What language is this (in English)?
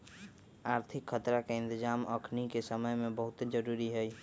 Magahi